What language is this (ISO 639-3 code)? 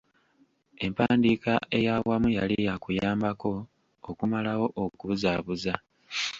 lug